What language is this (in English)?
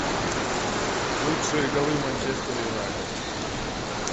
Russian